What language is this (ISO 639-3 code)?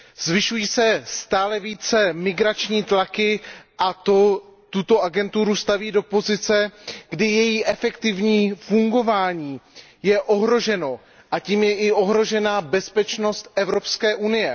ces